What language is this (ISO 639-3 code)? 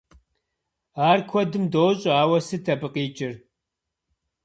kbd